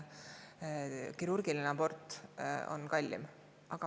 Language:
Estonian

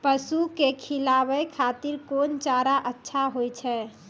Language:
Maithili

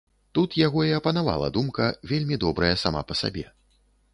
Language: Belarusian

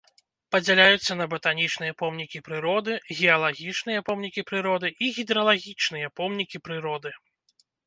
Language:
Belarusian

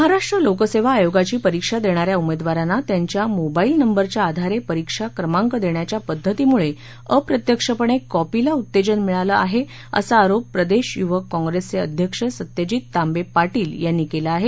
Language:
Marathi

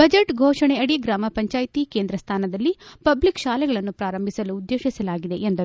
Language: Kannada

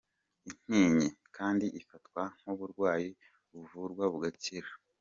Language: Kinyarwanda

